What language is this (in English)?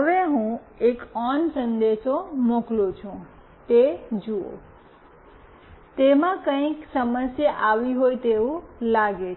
Gujarati